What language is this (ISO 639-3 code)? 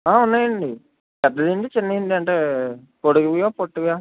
tel